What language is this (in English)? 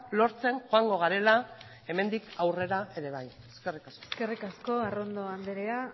Basque